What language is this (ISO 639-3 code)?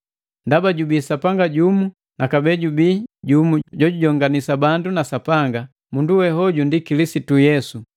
mgv